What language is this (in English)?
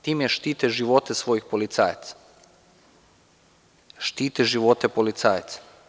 Serbian